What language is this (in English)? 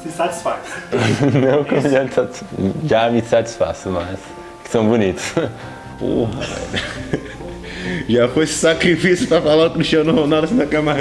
Portuguese